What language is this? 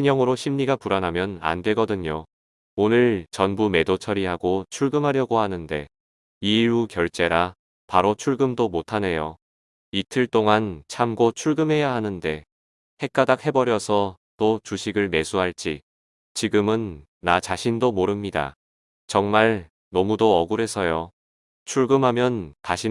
Korean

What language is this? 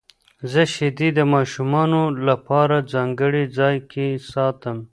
Pashto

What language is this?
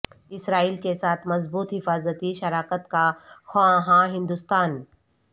Urdu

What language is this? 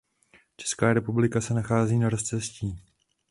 Czech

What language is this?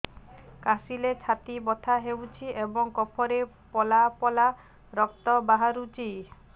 Odia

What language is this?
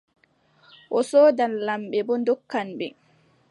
Adamawa Fulfulde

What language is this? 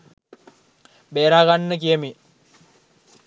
Sinhala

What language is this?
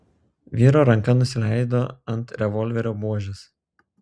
Lithuanian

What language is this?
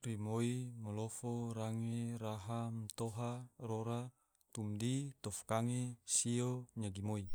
Tidore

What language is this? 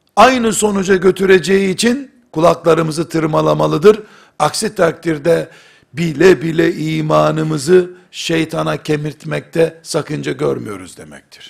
Turkish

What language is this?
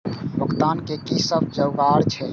Maithili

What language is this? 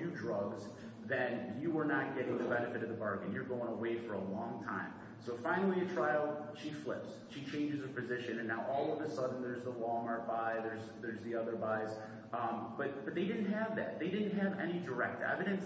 English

